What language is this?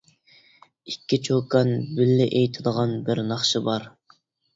Uyghur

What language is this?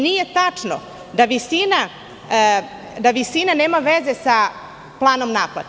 Serbian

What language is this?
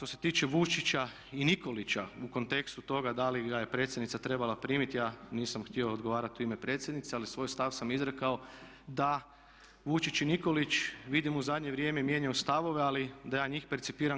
Croatian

